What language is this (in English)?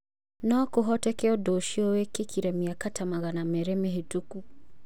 Kikuyu